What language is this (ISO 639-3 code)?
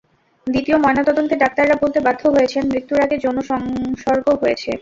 ben